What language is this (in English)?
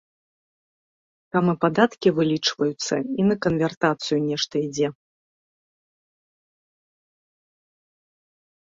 Belarusian